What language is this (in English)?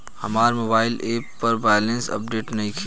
Bhojpuri